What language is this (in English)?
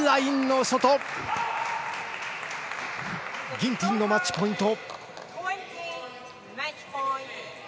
Japanese